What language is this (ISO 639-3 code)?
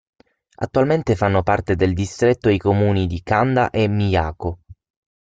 ita